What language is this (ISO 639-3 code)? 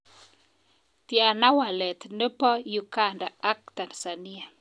kln